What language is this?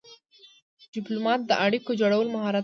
Pashto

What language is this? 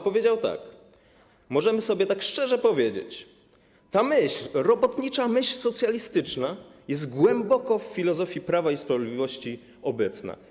Polish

